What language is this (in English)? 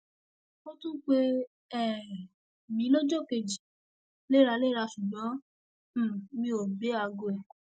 Yoruba